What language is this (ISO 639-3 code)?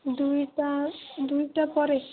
ori